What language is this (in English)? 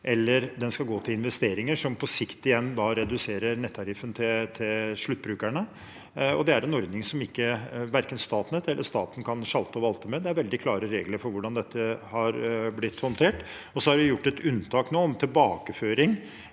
Norwegian